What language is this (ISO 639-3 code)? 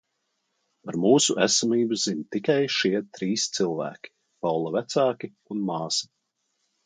lav